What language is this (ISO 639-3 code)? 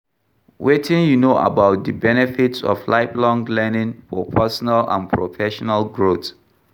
pcm